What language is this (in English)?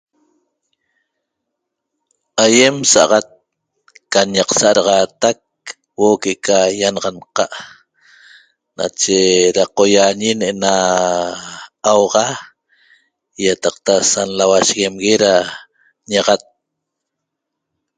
Toba